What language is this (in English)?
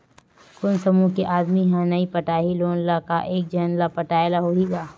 Chhattisgarhi